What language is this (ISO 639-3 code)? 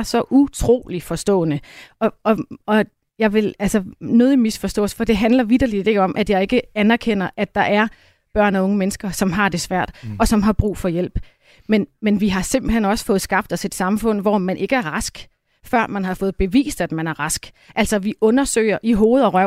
dan